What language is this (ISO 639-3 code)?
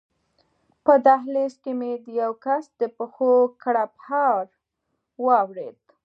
pus